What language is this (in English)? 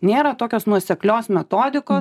Lithuanian